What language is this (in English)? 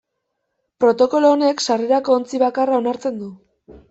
Basque